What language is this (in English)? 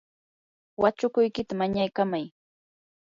Yanahuanca Pasco Quechua